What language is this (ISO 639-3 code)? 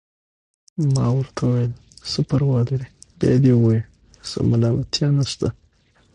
pus